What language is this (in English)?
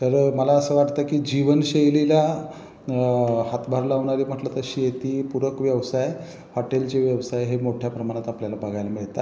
Marathi